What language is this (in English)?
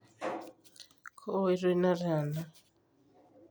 Masai